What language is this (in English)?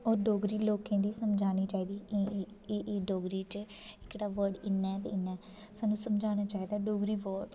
Dogri